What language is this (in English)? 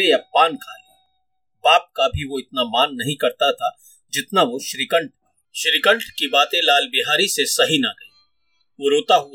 Hindi